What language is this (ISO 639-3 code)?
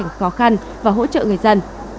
vie